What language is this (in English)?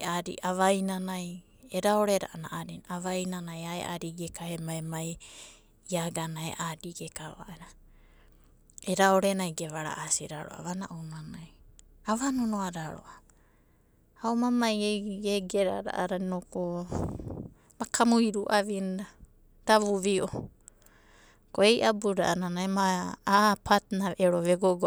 Abadi